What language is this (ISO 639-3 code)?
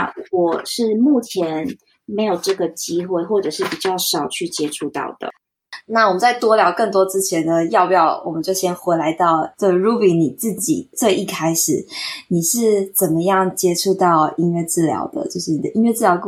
zho